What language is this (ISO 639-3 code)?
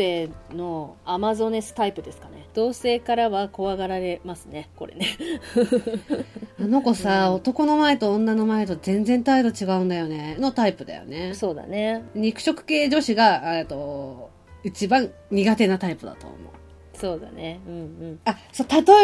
jpn